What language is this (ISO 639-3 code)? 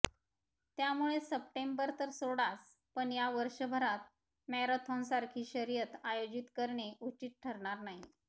mar